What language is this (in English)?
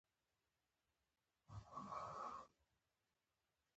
Pashto